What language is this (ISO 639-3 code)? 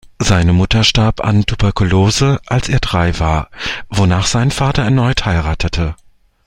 deu